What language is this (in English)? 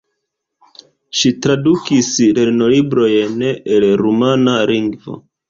Esperanto